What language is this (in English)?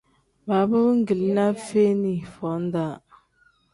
Tem